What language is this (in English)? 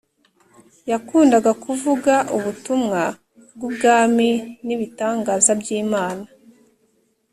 Kinyarwanda